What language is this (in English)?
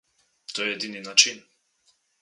Slovenian